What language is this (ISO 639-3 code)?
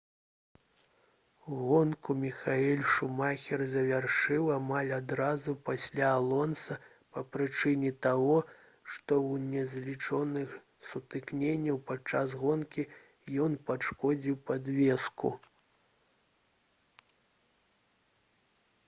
bel